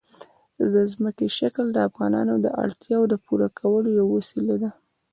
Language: Pashto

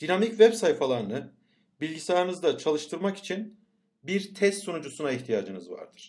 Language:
Turkish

